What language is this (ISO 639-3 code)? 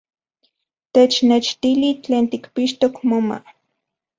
ncx